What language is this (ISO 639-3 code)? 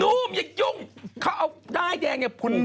tha